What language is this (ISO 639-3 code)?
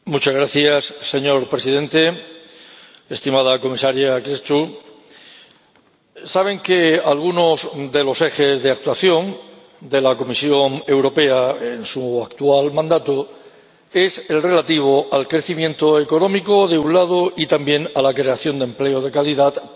spa